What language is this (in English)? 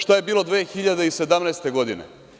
Serbian